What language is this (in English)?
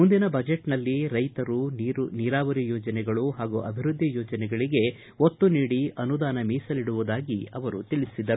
Kannada